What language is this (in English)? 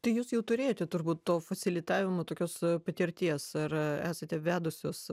Lithuanian